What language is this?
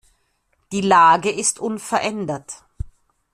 German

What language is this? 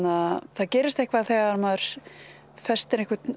Icelandic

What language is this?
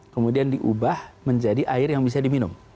Indonesian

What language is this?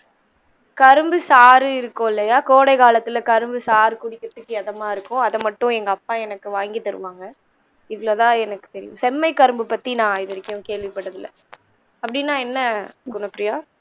Tamil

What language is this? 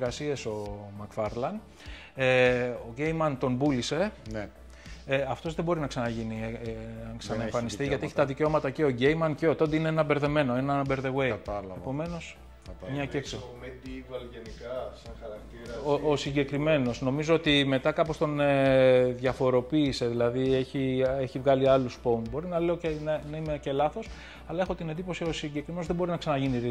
Greek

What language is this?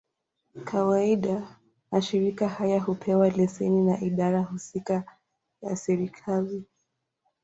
Swahili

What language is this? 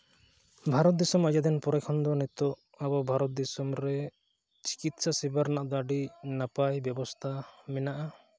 Santali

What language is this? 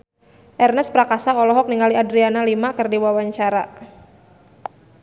Sundanese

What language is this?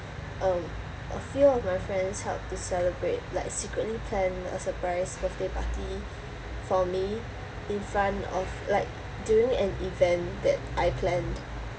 English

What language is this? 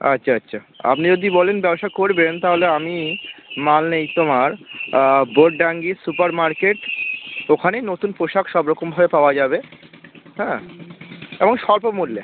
Bangla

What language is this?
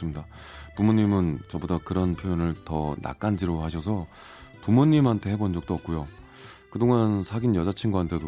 Korean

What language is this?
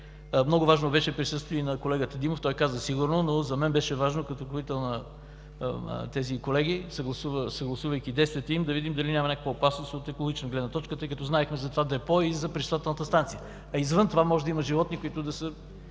Bulgarian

